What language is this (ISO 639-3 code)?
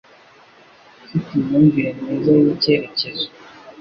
kin